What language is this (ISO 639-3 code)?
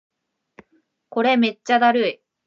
jpn